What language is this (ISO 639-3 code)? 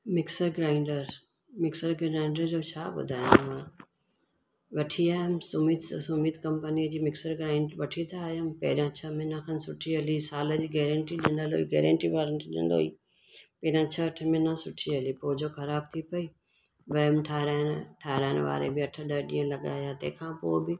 snd